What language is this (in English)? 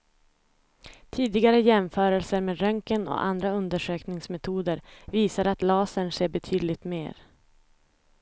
Swedish